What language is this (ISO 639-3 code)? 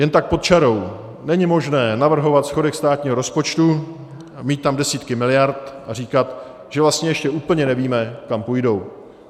ces